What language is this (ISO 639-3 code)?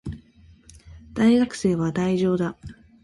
jpn